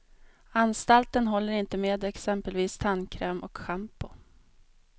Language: Swedish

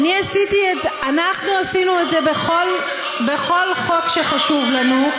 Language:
Hebrew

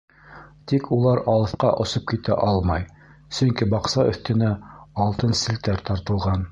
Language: Bashkir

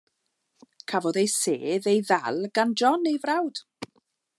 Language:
Welsh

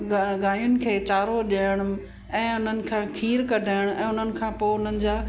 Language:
Sindhi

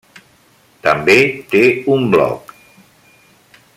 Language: Catalan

